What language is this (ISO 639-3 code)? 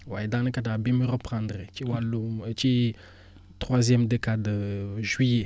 wol